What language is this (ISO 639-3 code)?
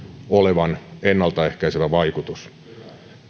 fin